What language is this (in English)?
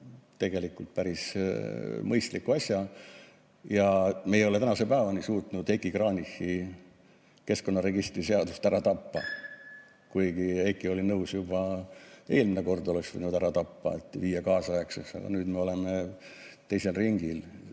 Estonian